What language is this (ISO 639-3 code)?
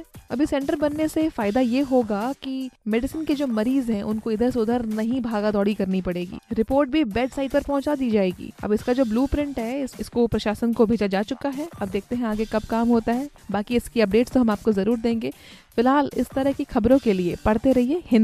hin